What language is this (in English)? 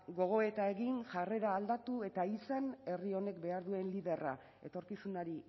Basque